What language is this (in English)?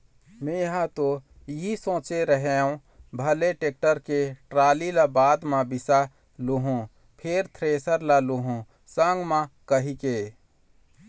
Chhattisgarhi